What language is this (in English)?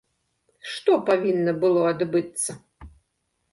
Belarusian